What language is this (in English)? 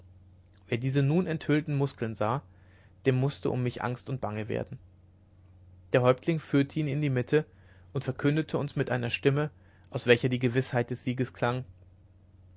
German